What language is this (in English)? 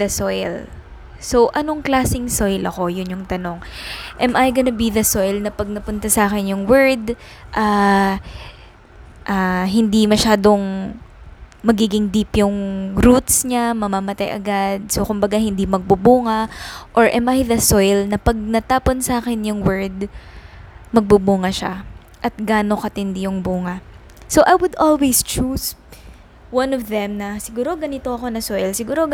Filipino